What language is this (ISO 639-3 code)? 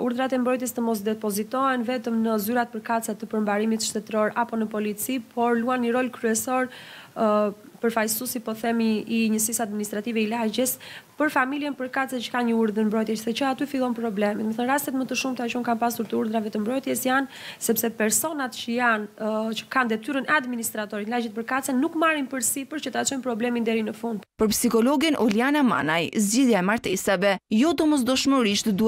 ron